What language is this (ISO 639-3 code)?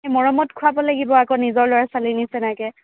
asm